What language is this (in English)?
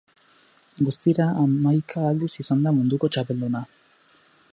Basque